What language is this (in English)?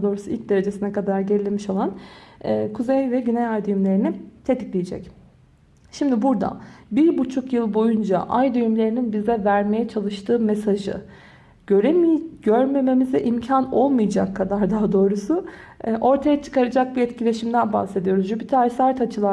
Turkish